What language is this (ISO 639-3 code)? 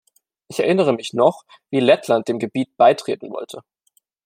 deu